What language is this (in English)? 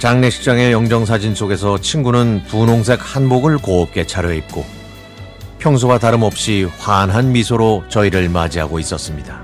Korean